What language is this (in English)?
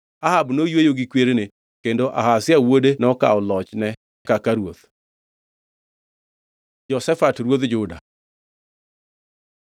Luo (Kenya and Tanzania)